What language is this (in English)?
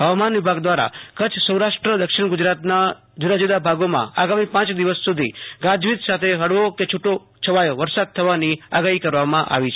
Gujarati